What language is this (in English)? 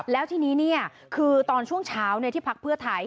Thai